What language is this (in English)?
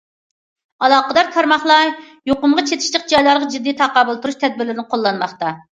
Uyghur